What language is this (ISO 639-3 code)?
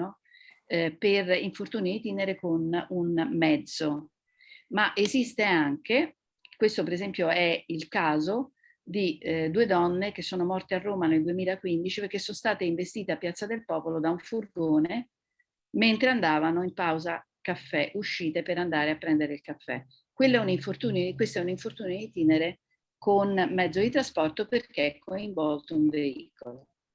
ita